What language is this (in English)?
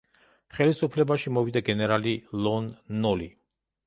Georgian